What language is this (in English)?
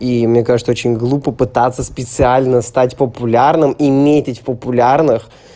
Russian